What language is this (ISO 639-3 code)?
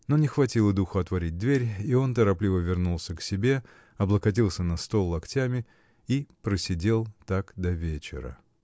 rus